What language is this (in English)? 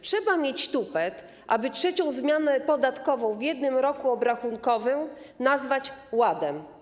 Polish